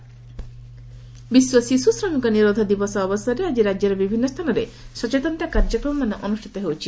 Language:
Odia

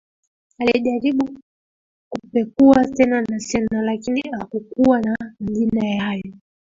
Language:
Swahili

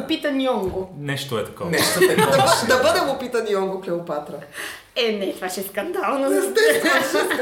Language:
Bulgarian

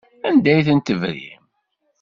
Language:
Kabyle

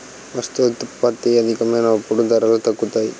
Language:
Telugu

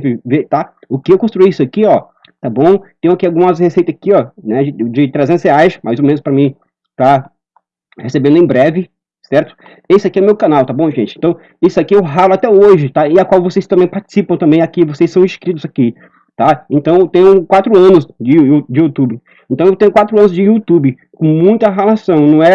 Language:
Portuguese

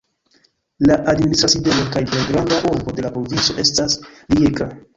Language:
Esperanto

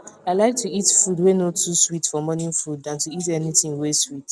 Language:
Nigerian Pidgin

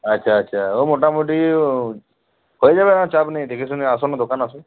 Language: Bangla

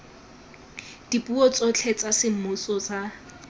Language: Tswana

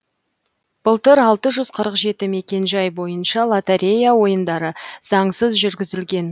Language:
Kazakh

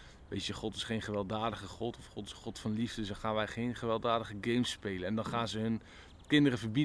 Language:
Dutch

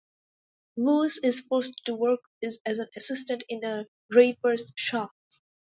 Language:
English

